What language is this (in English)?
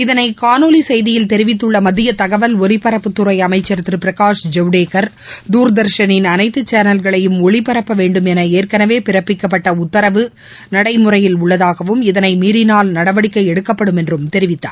Tamil